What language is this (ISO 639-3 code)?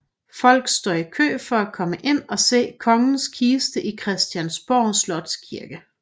dan